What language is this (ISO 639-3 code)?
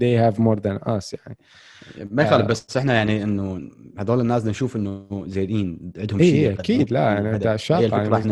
ara